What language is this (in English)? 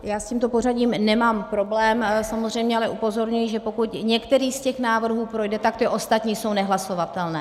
Czech